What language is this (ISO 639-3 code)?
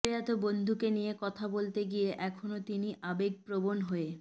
ben